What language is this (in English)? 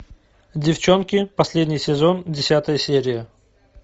Russian